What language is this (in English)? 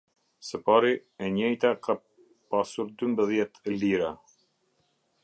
Albanian